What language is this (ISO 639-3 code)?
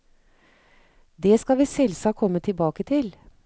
nor